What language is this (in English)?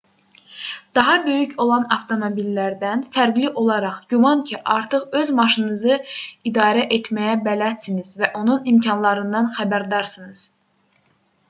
Azerbaijani